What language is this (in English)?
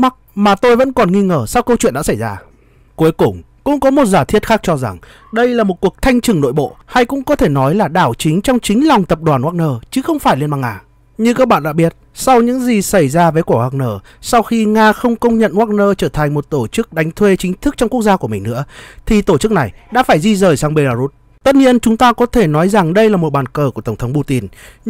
Vietnamese